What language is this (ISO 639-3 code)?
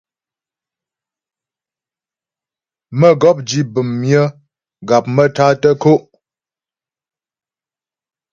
bbj